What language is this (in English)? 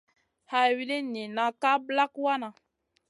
Masana